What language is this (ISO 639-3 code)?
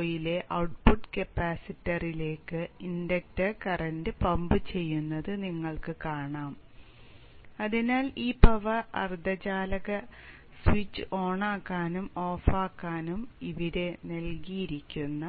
mal